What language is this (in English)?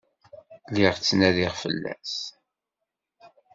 Kabyle